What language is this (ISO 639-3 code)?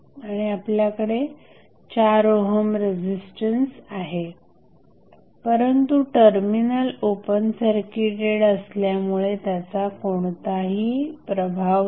mar